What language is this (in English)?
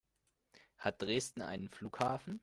German